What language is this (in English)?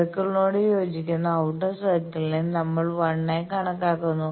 Malayalam